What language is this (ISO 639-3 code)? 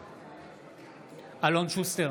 heb